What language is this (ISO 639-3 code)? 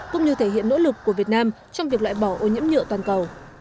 vie